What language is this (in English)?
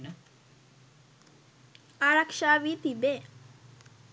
Sinhala